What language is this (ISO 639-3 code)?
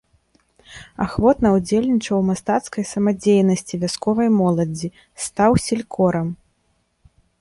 bel